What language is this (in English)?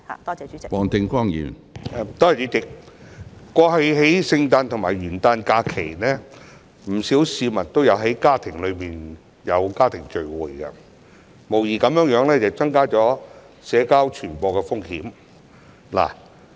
Cantonese